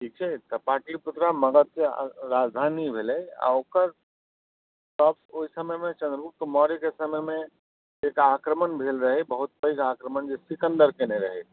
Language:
Maithili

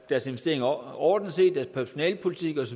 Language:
Danish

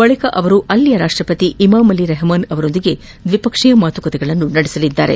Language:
Kannada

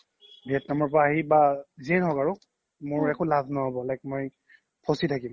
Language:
Assamese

